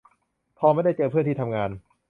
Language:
Thai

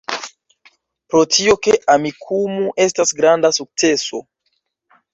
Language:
Esperanto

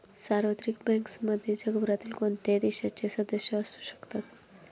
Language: Marathi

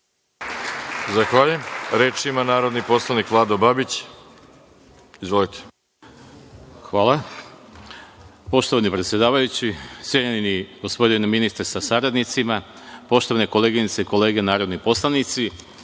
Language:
Serbian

